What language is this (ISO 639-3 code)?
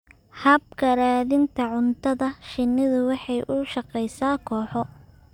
som